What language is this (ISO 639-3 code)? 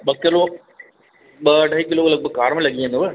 snd